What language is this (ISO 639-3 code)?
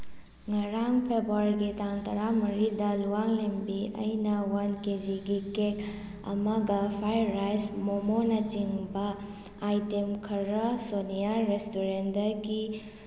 mni